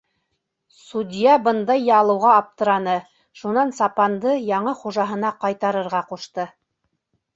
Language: Bashkir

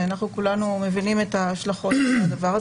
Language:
Hebrew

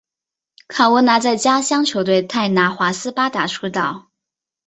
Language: Chinese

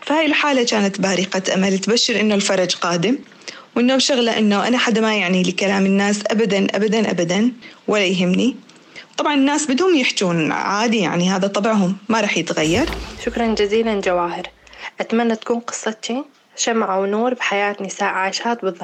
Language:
Arabic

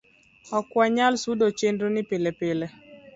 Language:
Luo (Kenya and Tanzania)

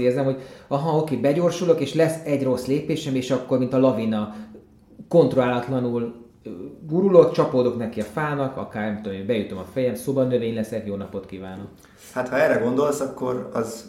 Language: Hungarian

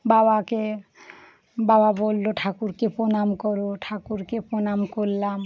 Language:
Bangla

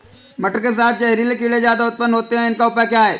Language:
Hindi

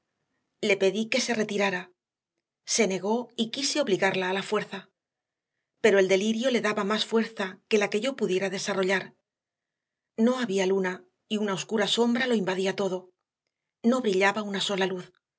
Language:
Spanish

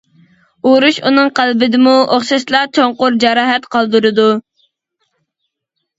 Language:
Uyghur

